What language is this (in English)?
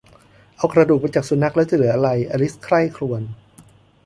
Thai